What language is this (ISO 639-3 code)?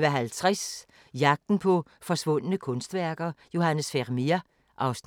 dan